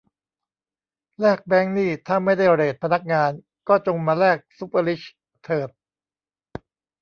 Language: Thai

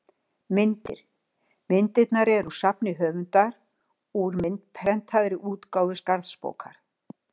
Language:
Icelandic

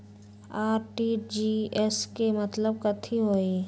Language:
Magahi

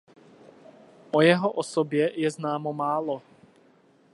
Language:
Czech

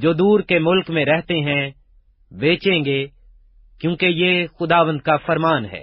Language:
Urdu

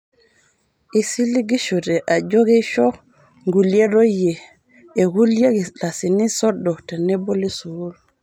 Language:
Masai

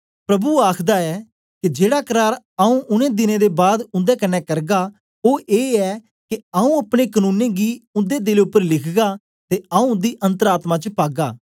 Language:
Dogri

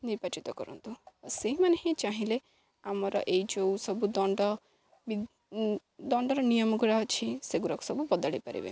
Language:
Odia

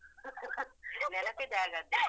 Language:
Kannada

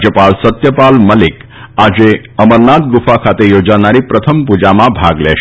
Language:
Gujarati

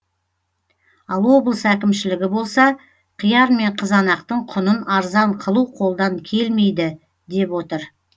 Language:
Kazakh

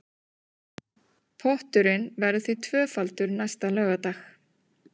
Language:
Icelandic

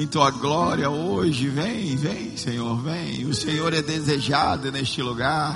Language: Portuguese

